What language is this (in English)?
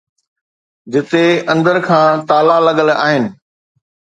Sindhi